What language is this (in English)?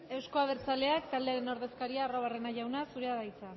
Basque